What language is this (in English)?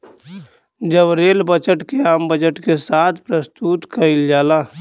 Bhojpuri